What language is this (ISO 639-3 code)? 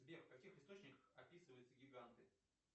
rus